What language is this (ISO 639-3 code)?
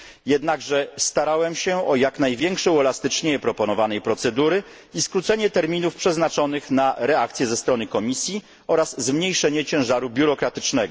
pol